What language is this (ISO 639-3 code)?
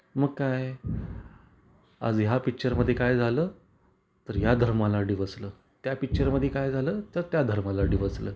mar